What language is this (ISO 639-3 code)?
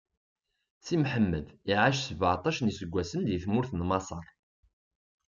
kab